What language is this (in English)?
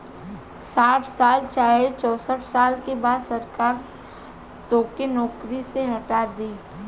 Bhojpuri